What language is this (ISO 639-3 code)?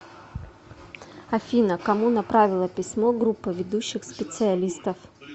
rus